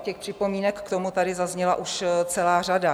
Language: Czech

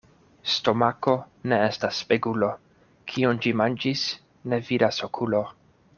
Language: Esperanto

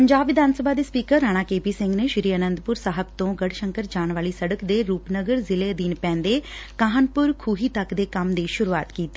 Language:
Punjabi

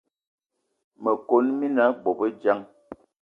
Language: Eton (Cameroon)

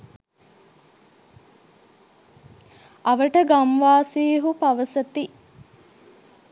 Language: Sinhala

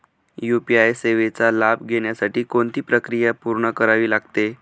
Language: Marathi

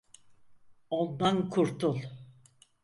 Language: Turkish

